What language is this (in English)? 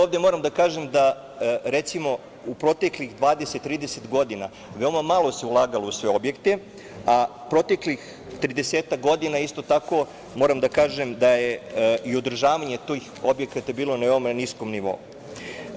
Serbian